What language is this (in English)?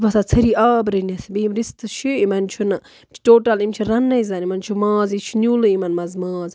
Kashmiri